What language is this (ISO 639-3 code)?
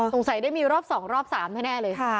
tha